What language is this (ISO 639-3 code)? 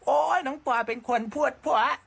tha